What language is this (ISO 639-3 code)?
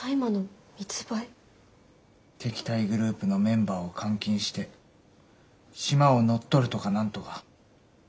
jpn